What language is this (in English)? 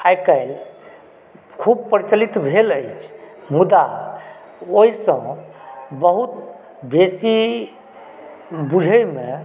Maithili